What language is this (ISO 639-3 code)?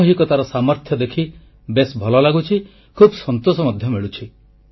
ori